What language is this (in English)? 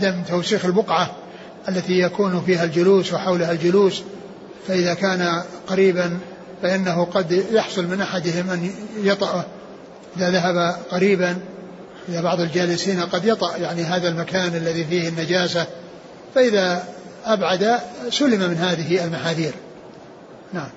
Arabic